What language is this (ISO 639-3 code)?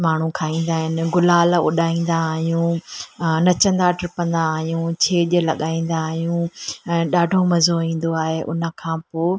snd